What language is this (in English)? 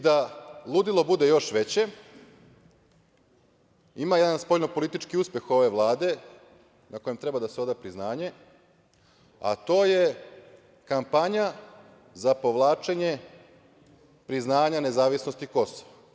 Serbian